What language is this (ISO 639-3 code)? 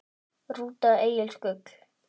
isl